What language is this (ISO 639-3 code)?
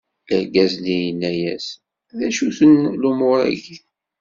kab